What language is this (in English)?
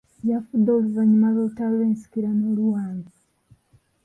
Ganda